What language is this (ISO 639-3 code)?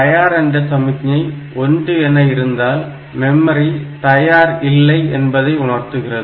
tam